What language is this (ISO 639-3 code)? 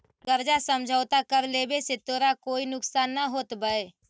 mag